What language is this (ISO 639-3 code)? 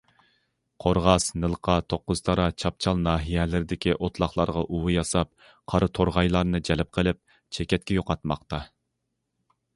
uig